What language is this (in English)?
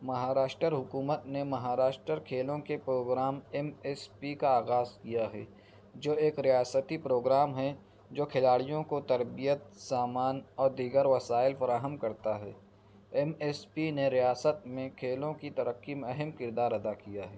Urdu